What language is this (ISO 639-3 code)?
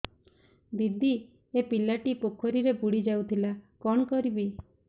ori